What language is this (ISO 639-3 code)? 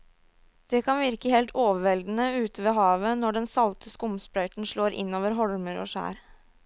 nor